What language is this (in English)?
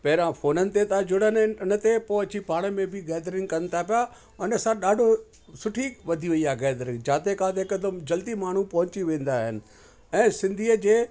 Sindhi